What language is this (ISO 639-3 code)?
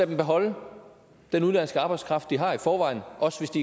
dan